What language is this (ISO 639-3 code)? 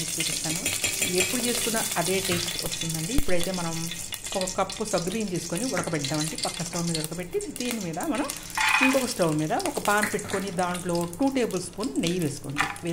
tel